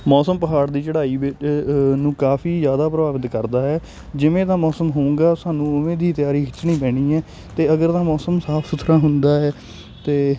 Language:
Punjabi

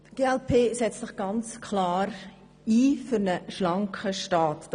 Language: Swiss German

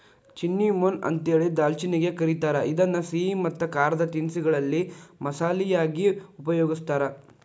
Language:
Kannada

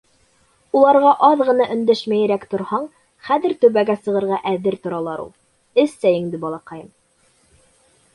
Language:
Bashkir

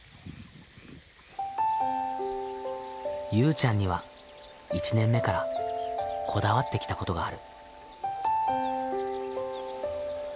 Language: Japanese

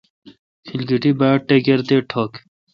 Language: Kalkoti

